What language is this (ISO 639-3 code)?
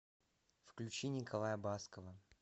rus